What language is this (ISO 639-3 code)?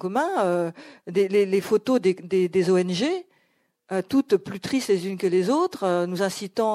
fra